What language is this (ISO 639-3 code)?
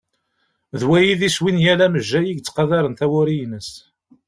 kab